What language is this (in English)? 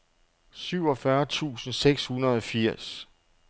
Danish